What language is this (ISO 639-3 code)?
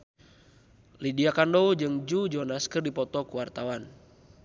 sun